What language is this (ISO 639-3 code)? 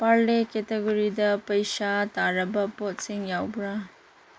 mni